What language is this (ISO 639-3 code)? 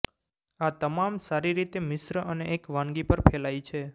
guj